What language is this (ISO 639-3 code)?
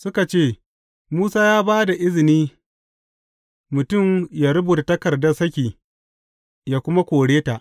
hau